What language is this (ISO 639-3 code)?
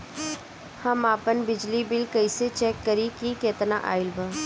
bho